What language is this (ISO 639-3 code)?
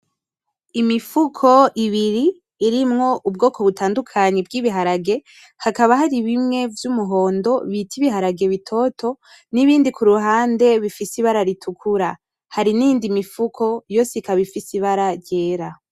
run